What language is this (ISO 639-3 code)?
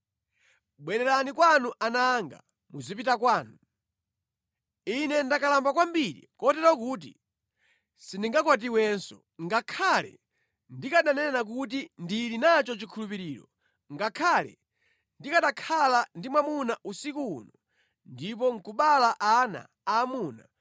nya